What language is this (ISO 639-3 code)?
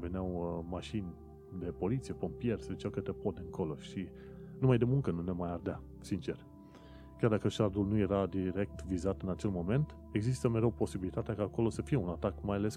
ron